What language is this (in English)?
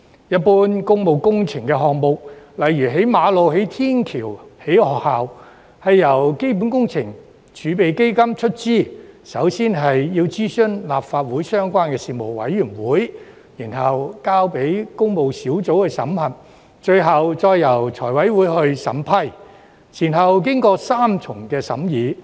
Cantonese